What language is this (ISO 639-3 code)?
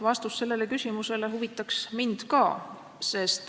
est